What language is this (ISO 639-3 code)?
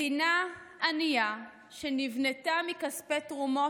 heb